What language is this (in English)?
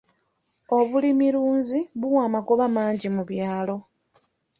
Ganda